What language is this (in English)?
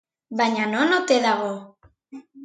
Basque